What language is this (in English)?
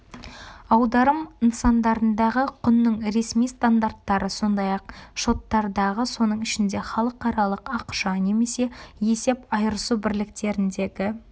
Kazakh